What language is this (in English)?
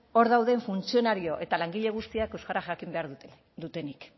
Basque